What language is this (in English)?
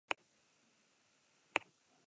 Basque